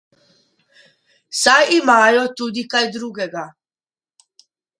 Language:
Slovenian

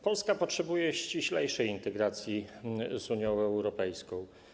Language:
Polish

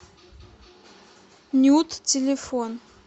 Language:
Russian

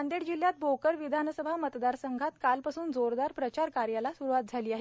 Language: Marathi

